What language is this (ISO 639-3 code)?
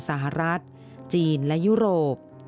tha